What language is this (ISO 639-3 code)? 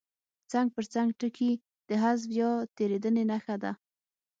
pus